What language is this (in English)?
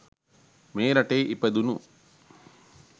Sinhala